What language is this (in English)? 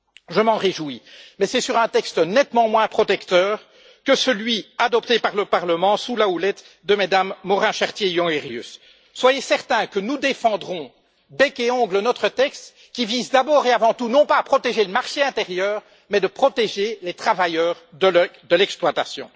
French